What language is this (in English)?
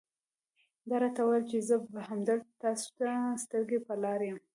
Pashto